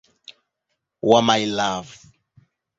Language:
Swahili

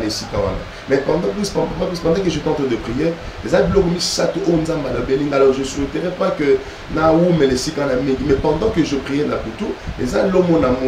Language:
French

